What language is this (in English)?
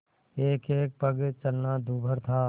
Hindi